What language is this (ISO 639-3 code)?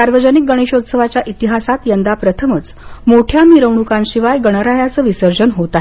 mar